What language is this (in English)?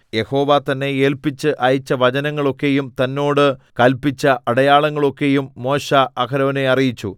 Malayalam